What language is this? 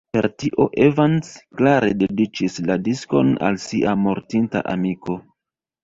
Esperanto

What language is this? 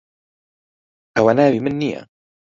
Central Kurdish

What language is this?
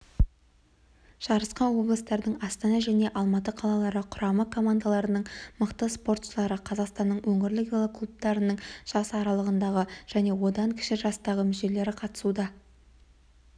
Kazakh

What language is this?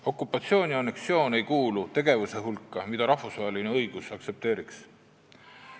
Estonian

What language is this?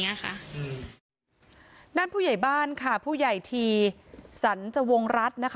Thai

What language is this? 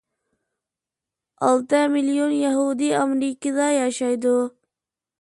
Uyghur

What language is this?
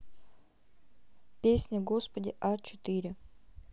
Russian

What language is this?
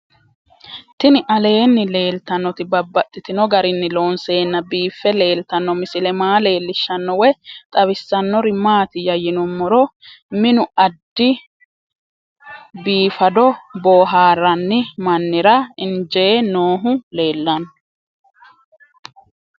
Sidamo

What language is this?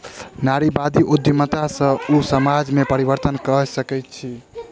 Maithili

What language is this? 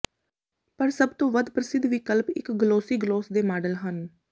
Punjabi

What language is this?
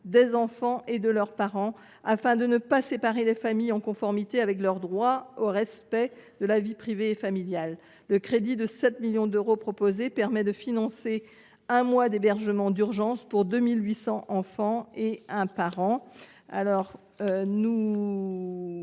French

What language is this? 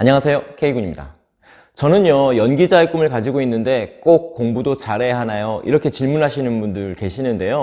Korean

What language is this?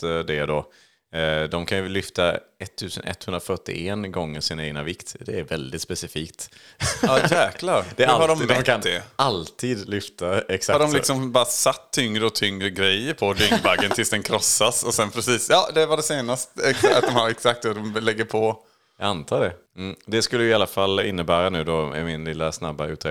Swedish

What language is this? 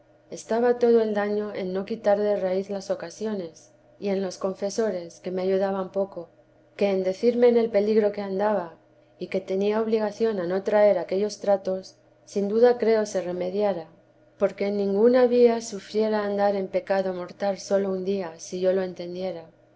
Spanish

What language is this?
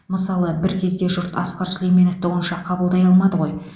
Kazakh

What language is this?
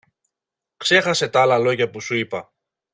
Greek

